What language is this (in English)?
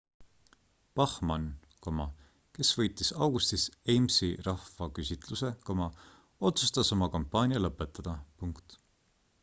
Estonian